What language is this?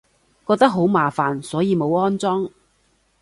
Cantonese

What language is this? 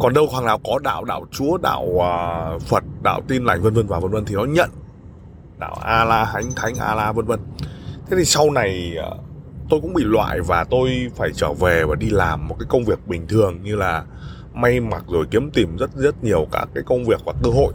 Vietnamese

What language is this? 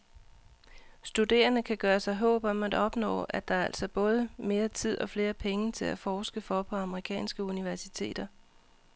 Danish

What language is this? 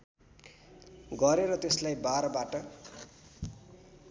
Nepali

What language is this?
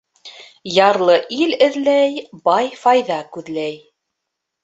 Bashkir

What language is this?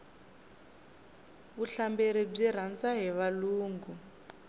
Tsonga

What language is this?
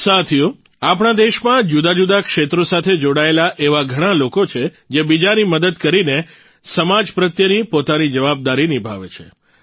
Gujarati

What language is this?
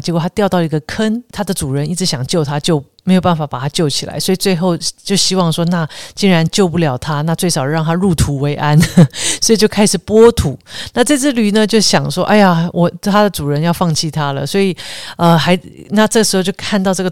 Chinese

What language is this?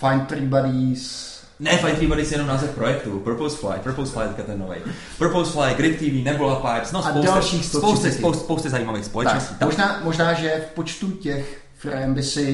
Czech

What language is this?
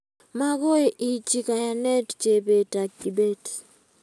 Kalenjin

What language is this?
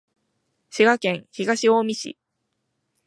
Japanese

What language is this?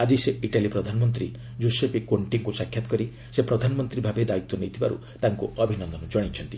Odia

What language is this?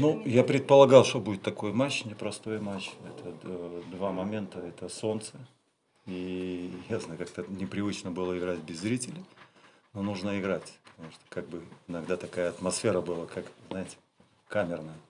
Russian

